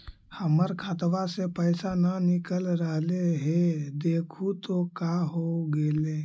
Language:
Magahi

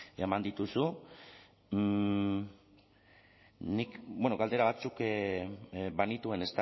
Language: Basque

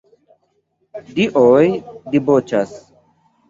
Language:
Esperanto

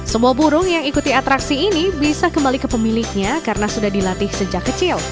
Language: Indonesian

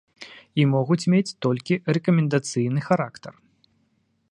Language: Belarusian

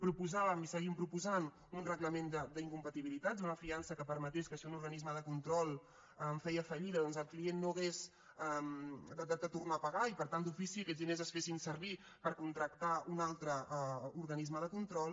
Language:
Catalan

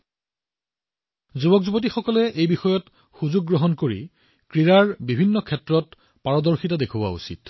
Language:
Assamese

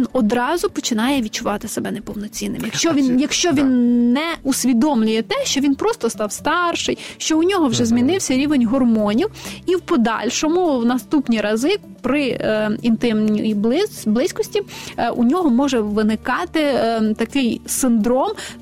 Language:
Ukrainian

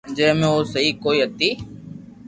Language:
Loarki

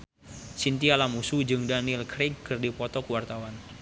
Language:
Sundanese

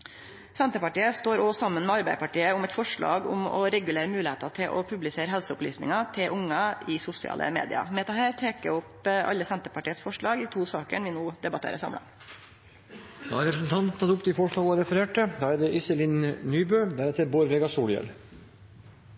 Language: Norwegian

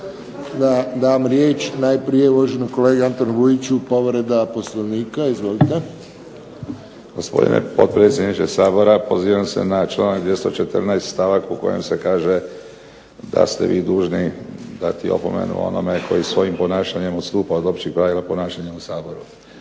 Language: Croatian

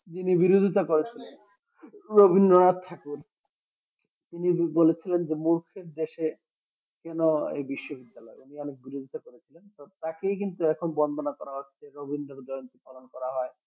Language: Bangla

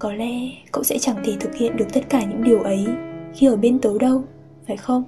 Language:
Vietnamese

